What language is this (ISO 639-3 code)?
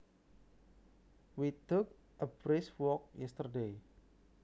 jav